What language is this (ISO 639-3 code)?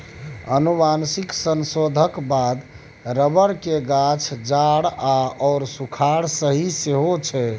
mai